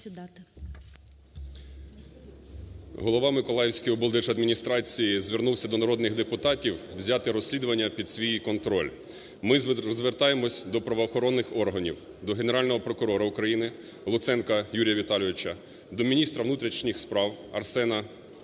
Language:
Ukrainian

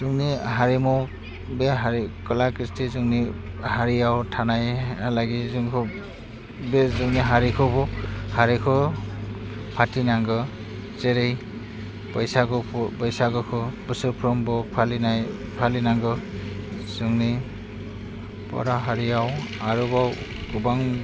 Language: Bodo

